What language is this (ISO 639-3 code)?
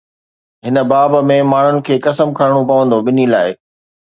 snd